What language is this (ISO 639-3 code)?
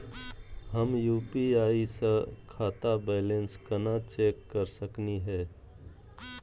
mag